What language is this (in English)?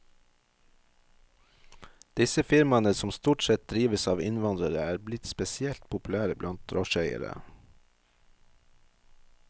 Norwegian